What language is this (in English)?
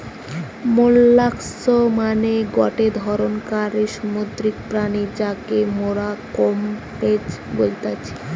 Bangla